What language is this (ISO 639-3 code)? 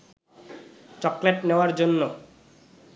ben